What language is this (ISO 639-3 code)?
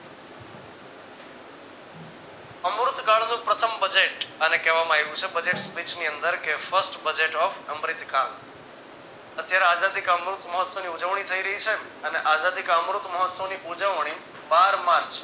guj